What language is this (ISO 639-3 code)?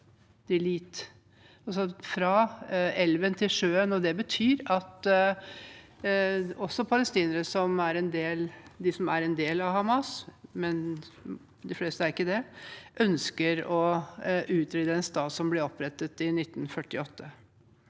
nor